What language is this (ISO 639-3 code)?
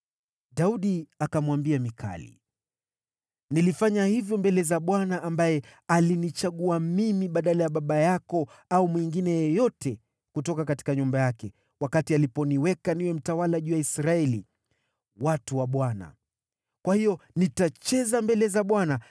swa